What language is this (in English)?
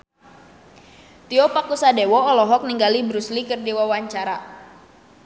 Sundanese